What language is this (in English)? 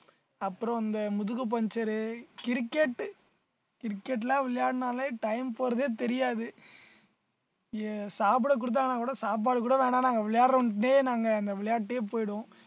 Tamil